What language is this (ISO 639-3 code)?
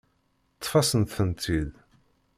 kab